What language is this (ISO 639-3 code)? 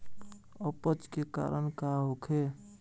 bho